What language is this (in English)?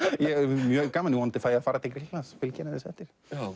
Icelandic